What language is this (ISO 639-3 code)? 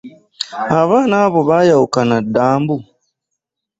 lug